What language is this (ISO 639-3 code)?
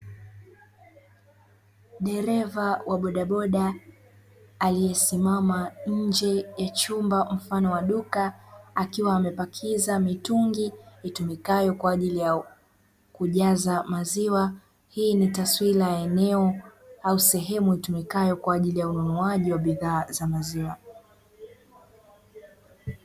swa